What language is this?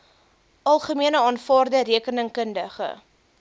Afrikaans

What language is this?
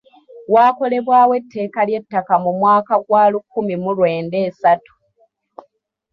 Ganda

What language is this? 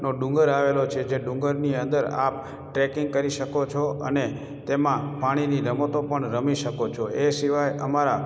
Gujarati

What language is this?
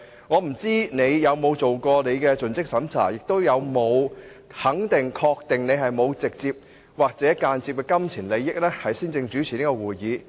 Cantonese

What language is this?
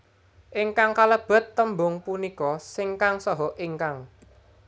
Javanese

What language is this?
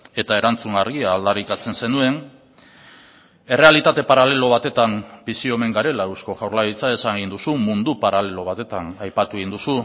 Basque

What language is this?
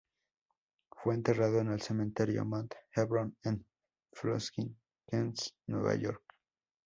Spanish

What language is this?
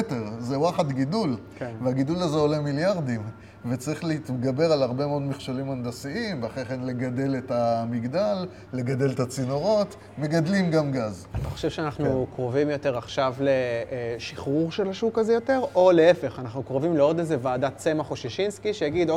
Hebrew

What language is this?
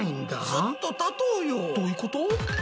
Japanese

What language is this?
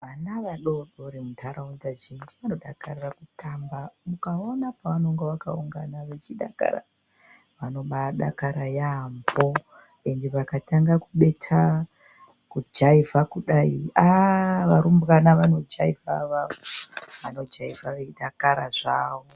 Ndau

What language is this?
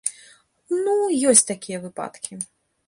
Belarusian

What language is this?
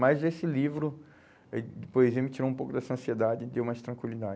Portuguese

